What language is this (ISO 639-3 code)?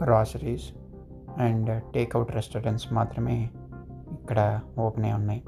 tel